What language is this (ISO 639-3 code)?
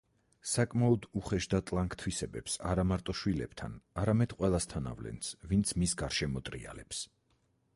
kat